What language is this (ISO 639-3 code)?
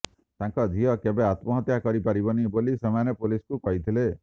ori